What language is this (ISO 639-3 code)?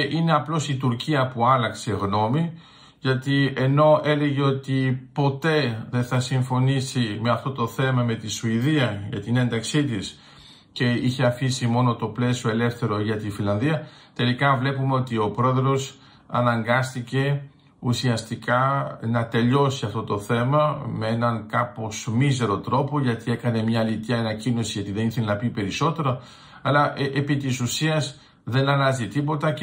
ell